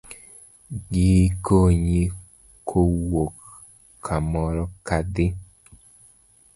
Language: Luo (Kenya and Tanzania)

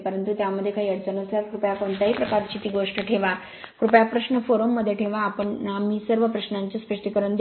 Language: Marathi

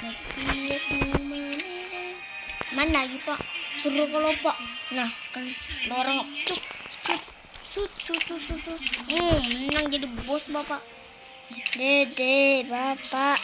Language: Indonesian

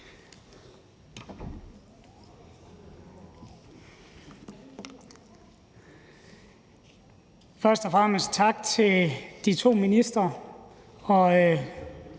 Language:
Danish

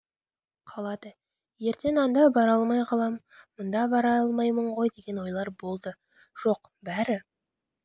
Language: Kazakh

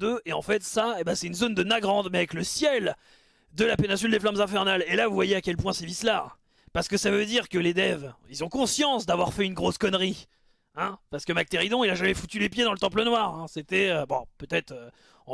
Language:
French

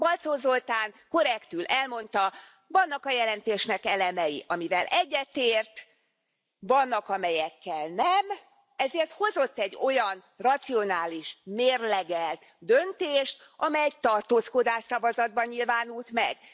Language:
Hungarian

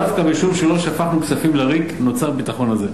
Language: Hebrew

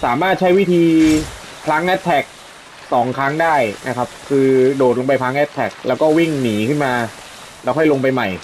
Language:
Thai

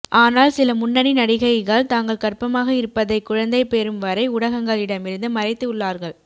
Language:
Tamil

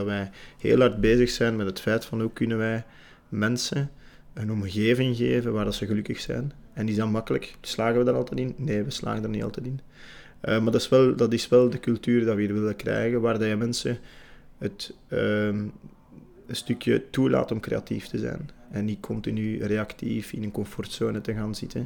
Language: Dutch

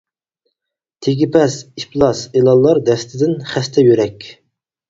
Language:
Uyghur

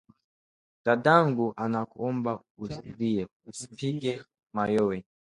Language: Swahili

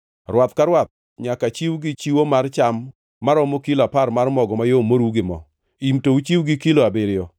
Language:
Luo (Kenya and Tanzania)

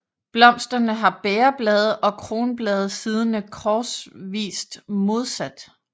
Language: Danish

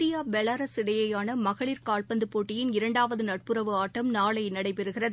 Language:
Tamil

